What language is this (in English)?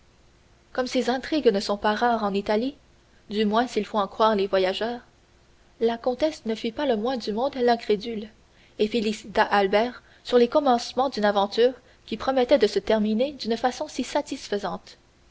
French